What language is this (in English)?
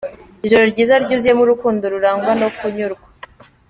Kinyarwanda